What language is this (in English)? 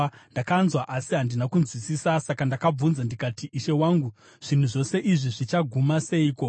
Shona